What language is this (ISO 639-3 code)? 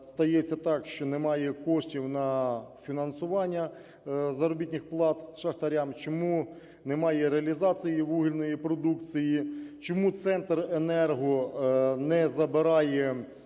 ukr